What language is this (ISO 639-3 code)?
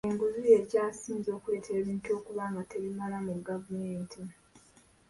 lug